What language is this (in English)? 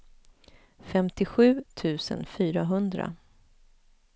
Swedish